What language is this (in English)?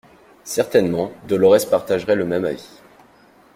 French